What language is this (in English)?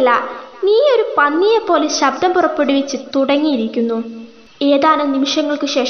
Malayalam